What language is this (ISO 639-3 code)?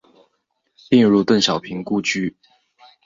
zho